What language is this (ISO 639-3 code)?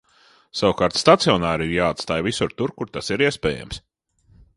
lav